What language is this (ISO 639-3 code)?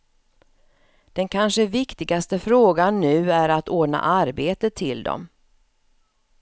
swe